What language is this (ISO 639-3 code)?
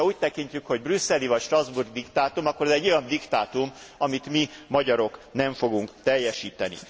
hun